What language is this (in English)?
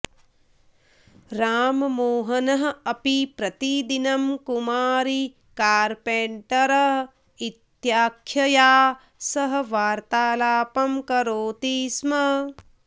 Sanskrit